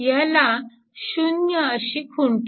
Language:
Marathi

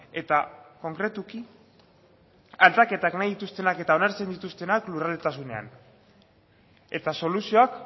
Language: Basque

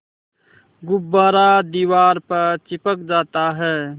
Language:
Hindi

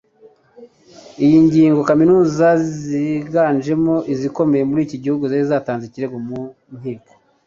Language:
Kinyarwanda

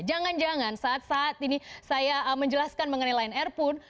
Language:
Indonesian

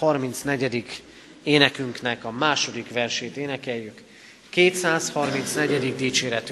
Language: Hungarian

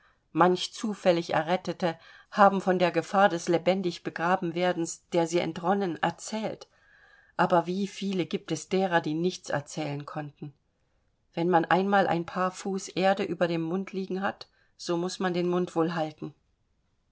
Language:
German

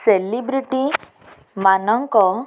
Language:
Odia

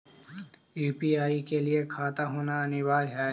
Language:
Magahi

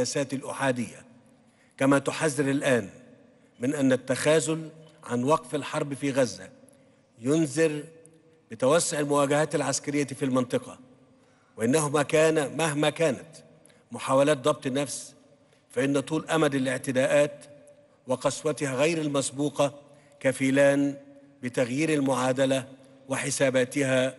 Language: Arabic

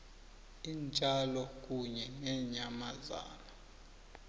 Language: South Ndebele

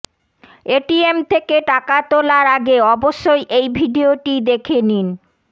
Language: Bangla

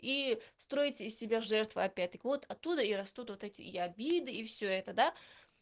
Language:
Russian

